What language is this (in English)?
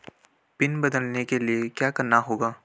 Hindi